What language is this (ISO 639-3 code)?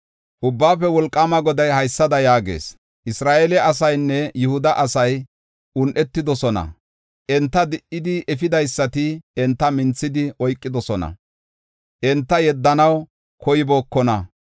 gof